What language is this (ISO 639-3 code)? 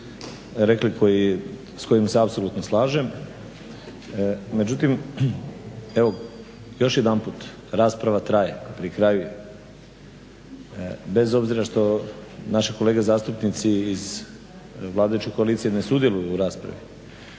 hrv